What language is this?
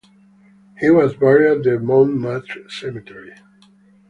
English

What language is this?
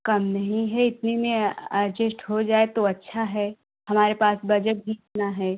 Hindi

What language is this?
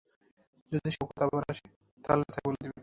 Bangla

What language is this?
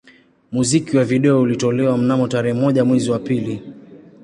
Swahili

